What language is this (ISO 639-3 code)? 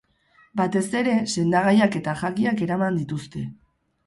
eus